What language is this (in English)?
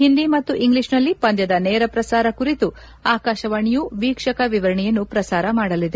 Kannada